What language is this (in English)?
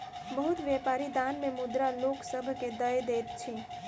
Maithili